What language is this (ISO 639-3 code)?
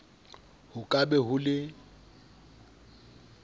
sot